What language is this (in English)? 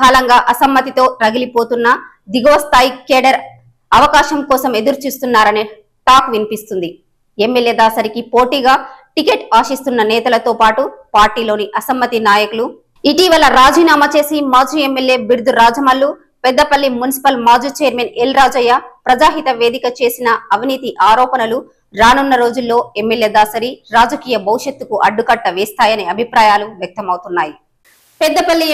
Hindi